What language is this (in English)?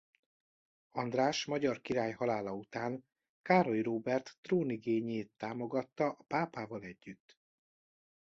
Hungarian